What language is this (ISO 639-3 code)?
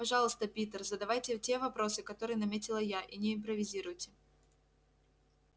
rus